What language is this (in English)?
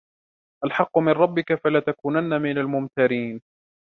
Arabic